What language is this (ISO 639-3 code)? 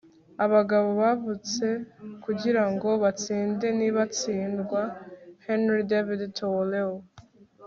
kin